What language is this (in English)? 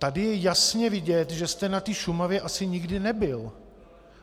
Czech